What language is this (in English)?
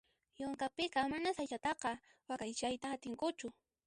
Puno Quechua